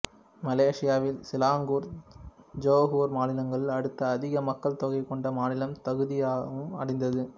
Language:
Tamil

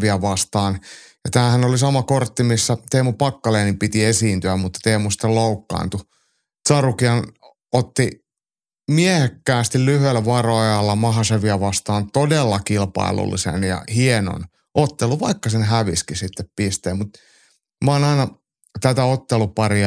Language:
Finnish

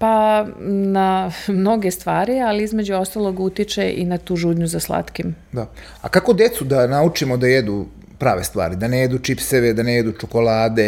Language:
Croatian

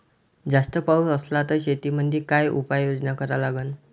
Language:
Marathi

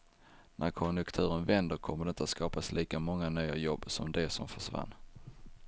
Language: Swedish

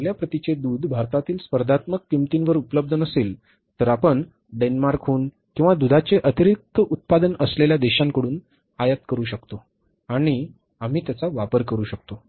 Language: Marathi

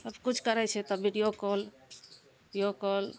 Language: Maithili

